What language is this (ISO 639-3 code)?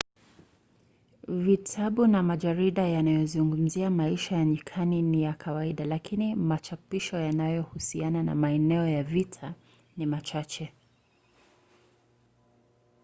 swa